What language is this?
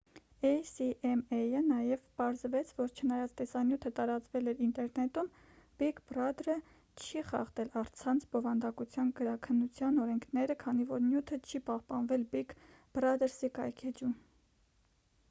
Armenian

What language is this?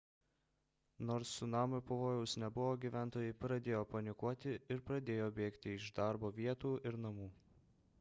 Lithuanian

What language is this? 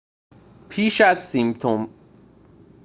Persian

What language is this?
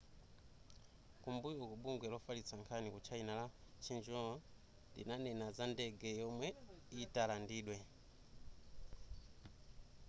Nyanja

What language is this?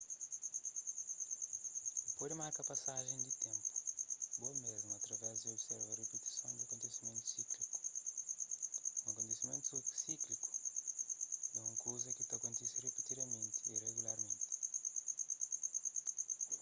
Kabuverdianu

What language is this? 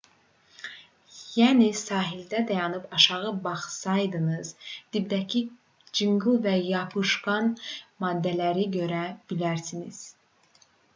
Azerbaijani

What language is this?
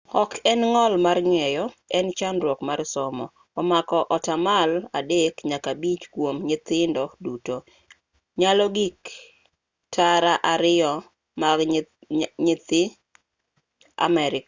Luo (Kenya and Tanzania)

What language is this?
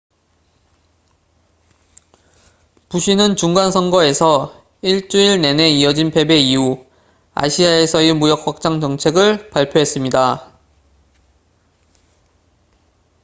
Korean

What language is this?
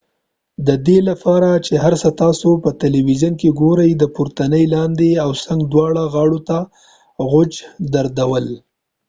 Pashto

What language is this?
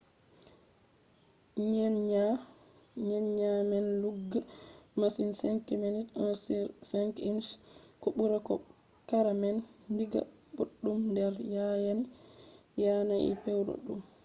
Fula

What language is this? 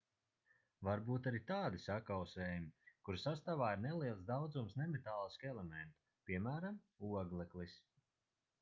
Latvian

